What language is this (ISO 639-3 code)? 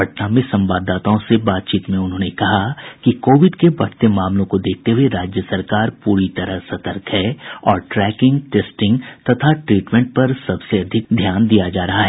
hin